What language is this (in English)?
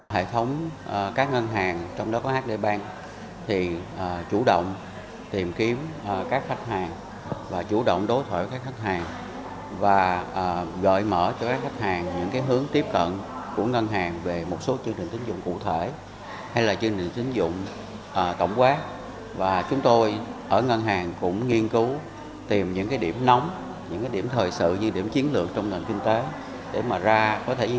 Vietnamese